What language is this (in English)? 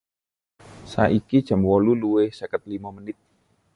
Javanese